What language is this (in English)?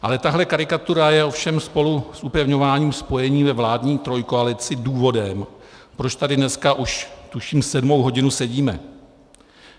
Czech